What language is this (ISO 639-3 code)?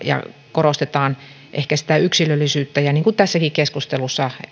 fin